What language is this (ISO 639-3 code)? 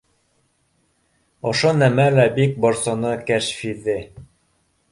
bak